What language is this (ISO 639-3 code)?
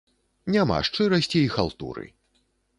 bel